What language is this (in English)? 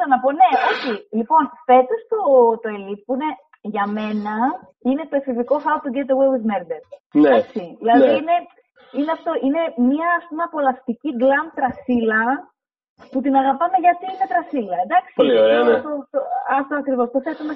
Greek